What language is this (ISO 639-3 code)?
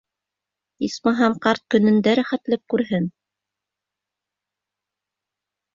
bak